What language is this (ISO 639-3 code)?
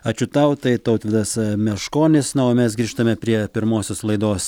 lit